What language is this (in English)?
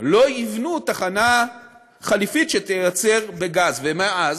Hebrew